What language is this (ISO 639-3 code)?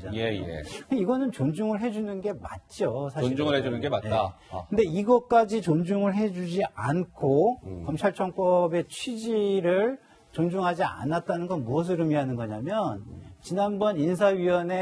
kor